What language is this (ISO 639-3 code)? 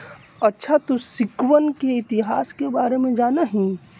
mag